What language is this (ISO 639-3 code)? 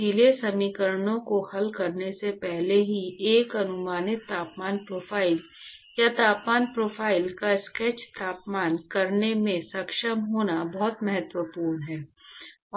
hin